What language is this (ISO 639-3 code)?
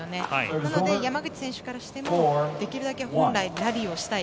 jpn